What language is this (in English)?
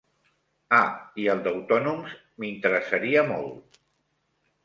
Catalan